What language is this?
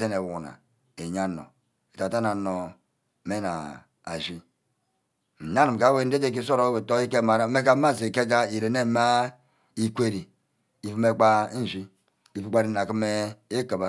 Ubaghara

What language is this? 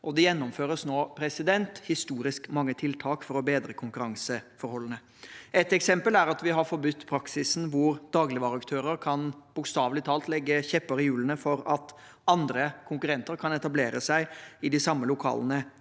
Norwegian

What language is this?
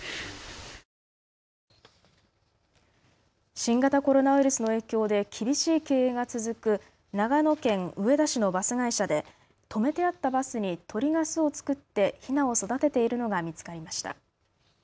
Japanese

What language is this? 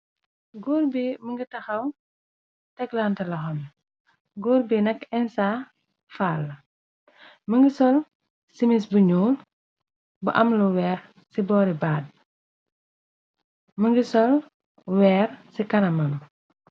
Wolof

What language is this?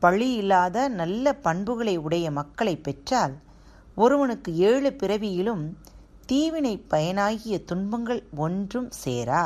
Tamil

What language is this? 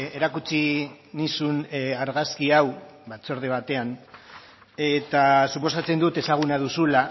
Basque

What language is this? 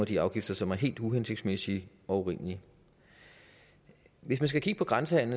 Danish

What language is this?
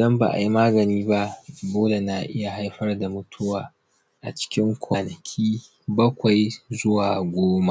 Hausa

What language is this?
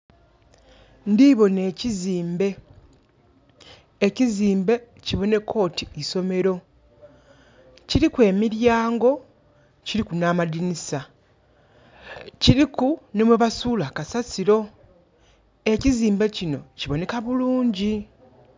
Soga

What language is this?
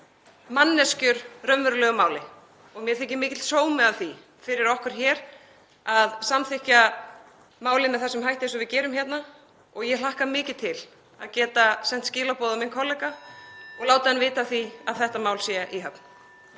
Icelandic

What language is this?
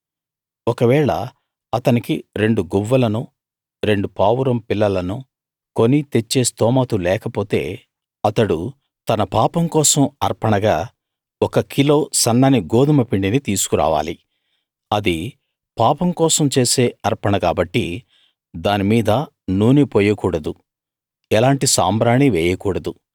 Telugu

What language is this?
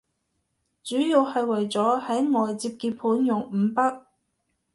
Cantonese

